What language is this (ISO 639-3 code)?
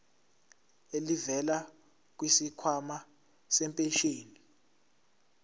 zul